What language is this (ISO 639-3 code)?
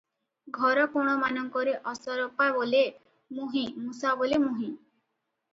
ori